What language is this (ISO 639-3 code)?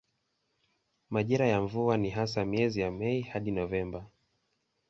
swa